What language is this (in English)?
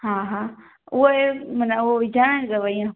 Sindhi